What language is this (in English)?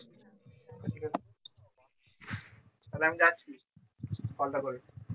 Bangla